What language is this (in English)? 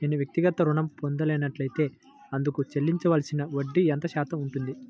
Telugu